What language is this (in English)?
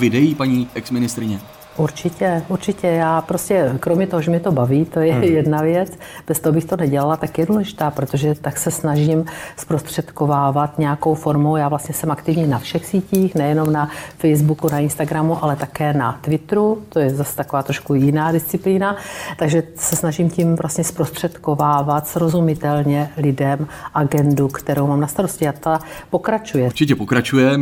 Czech